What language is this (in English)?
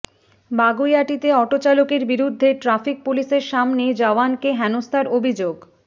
Bangla